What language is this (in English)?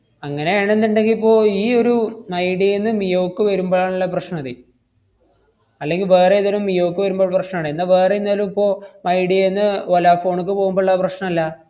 Malayalam